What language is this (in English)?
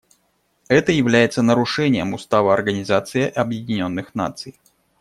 Russian